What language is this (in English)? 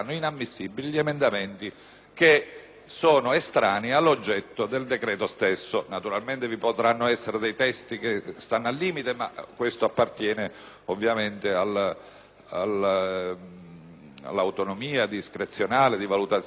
Italian